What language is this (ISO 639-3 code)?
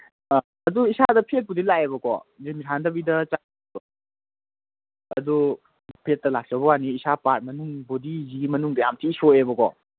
mni